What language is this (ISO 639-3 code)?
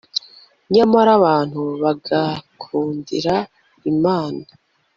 kin